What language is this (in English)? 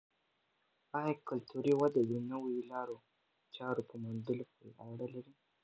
Pashto